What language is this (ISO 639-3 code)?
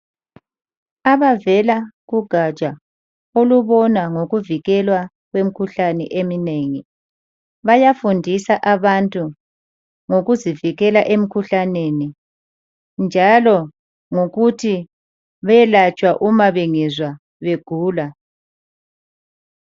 nde